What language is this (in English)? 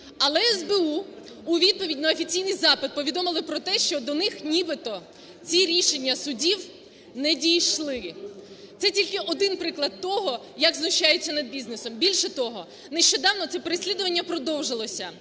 Ukrainian